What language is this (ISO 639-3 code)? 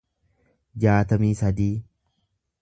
orm